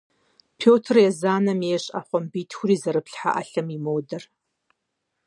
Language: Kabardian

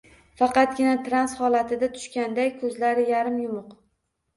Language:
Uzbek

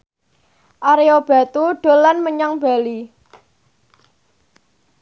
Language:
Javanese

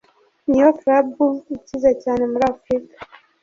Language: Kinyarwanda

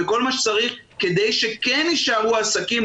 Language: Hebrew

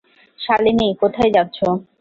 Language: Bangla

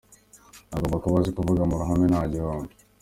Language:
Kinyarwanda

